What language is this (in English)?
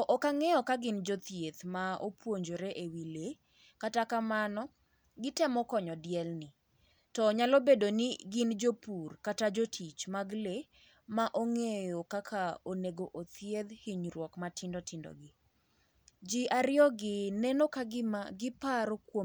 Luo (Kenya and Tanzania)